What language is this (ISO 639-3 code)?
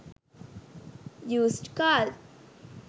sin